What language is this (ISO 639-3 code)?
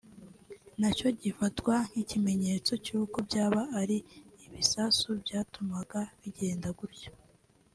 kin